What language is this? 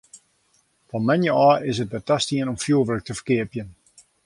Western Frisian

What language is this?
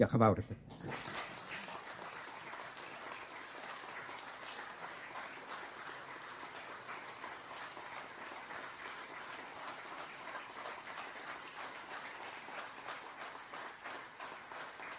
Welsh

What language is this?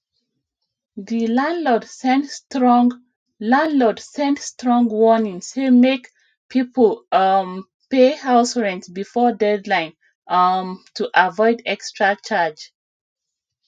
Nigerian Pidgin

